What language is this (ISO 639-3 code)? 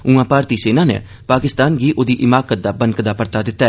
doi